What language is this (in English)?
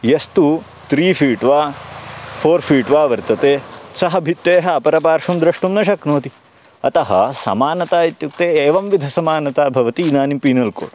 Sanskrit